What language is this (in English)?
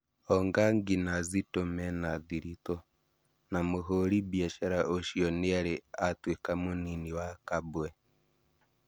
Kikuyu